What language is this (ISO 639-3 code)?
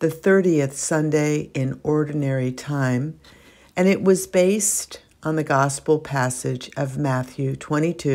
eng